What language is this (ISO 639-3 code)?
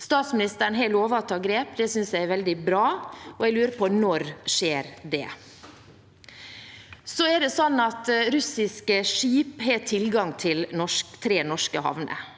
nor